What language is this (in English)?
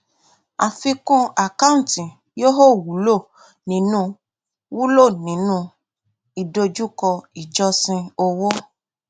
Yoruba